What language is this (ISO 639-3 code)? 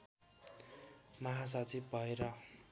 nep